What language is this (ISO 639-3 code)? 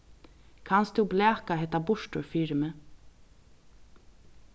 fao